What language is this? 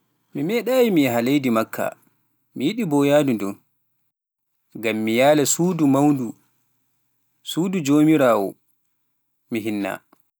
Pular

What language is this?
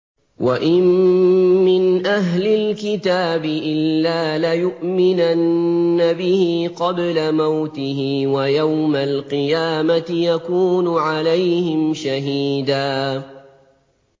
Arabic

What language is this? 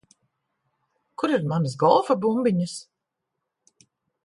Latvian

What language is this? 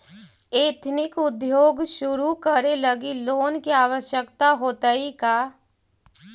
Magahi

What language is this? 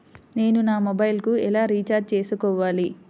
Telugu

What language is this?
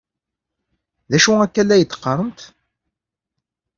Kabyle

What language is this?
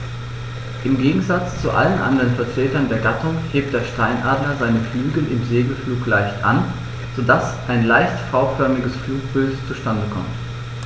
German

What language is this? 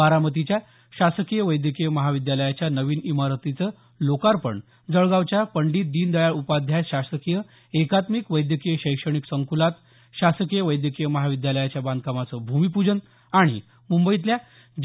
Marathi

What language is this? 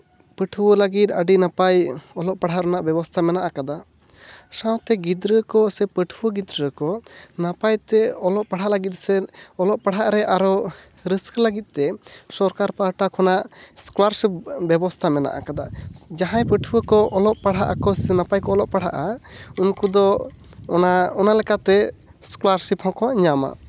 Santali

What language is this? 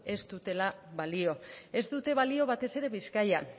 Basque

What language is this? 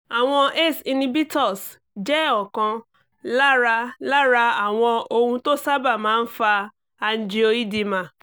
Yoruba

